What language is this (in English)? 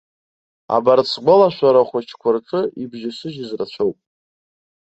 Abkhazian